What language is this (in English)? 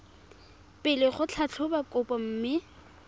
Tswana